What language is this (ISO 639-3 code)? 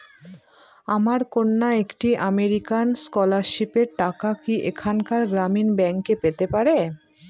ben